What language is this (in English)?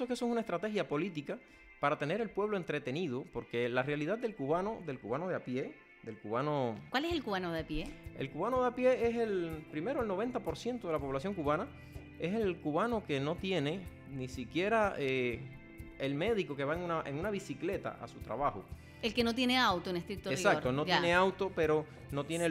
Spanish